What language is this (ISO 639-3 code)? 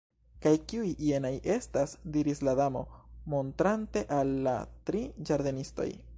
epo